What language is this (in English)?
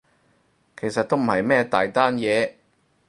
Cantonese